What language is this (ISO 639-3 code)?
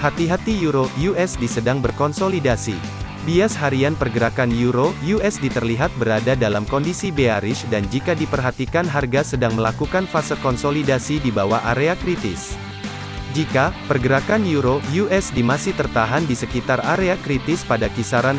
ind